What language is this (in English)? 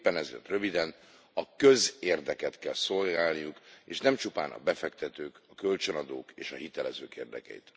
Hungarian